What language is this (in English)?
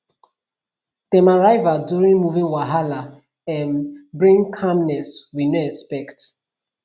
Nigerian Pidgin